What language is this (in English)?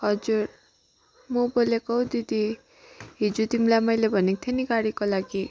Nepali